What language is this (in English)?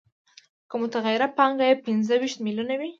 Pashto